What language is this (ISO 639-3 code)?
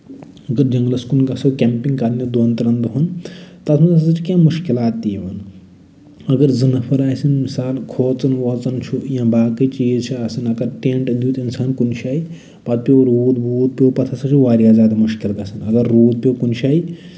kas